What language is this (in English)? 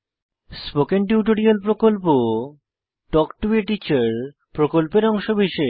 Bangla